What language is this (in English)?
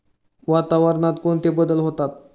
Marathi